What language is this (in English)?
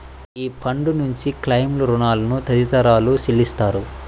Telugu